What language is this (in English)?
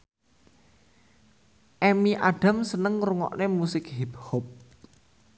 Javanese